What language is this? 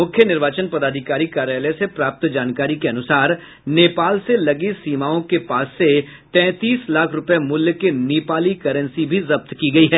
Hindi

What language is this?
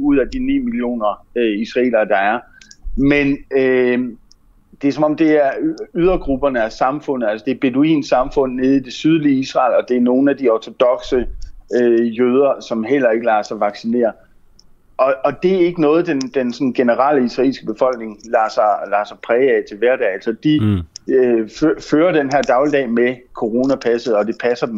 Danish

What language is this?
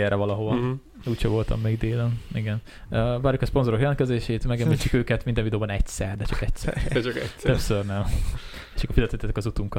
Hungarian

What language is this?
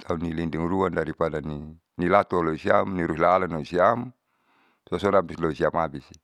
Saleman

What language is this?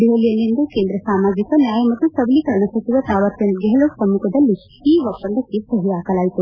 Kannada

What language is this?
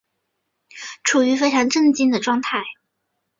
Chinese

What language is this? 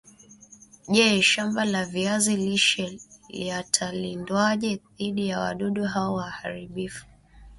Swahili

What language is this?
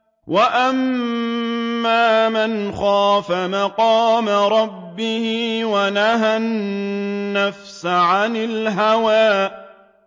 Arabic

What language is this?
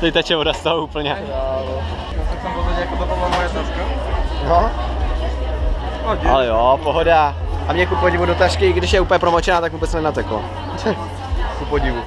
Czech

